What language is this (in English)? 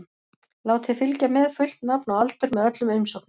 Icelandic